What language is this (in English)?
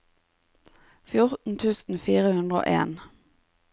Norwegian